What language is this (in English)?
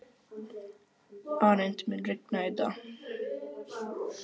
Icelandic